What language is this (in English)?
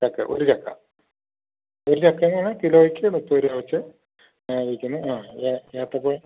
Malayalam